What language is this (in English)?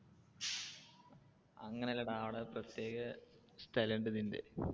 Malayalam